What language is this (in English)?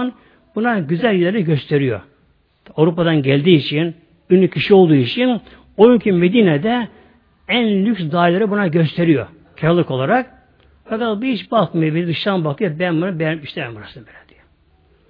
Turkish